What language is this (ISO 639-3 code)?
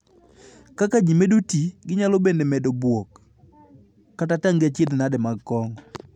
luo